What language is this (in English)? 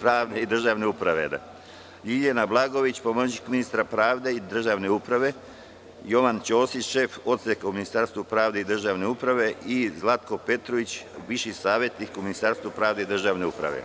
Serbian